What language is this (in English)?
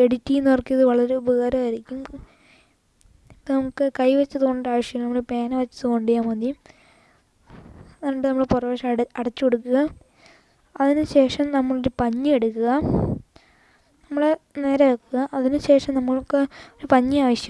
Spanish